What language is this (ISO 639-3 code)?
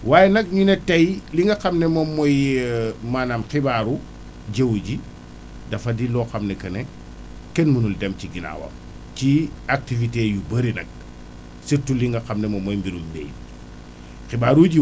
wol